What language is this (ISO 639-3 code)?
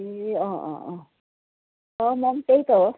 nep